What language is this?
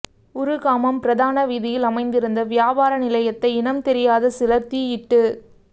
Tamil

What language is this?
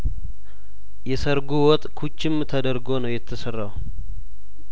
Amharic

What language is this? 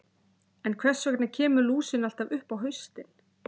Icelandic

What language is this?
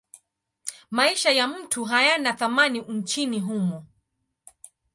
Swahili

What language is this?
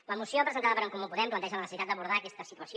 Catalan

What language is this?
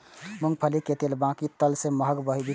Maithili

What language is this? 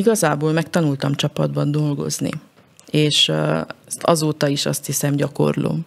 Hungarian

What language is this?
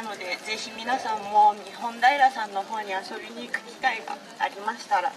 Japanese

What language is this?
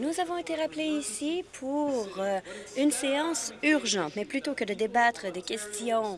French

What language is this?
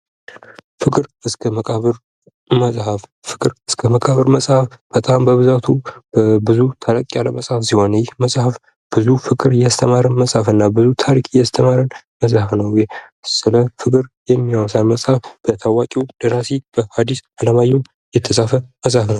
Amharic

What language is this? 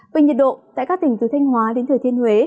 Vietnamese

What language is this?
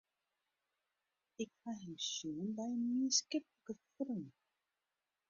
Western Frisian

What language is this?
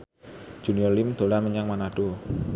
Javanese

